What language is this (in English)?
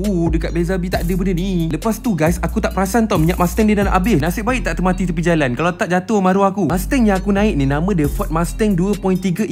Malay